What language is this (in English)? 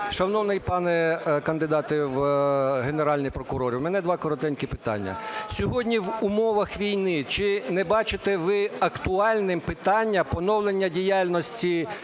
Ukrainian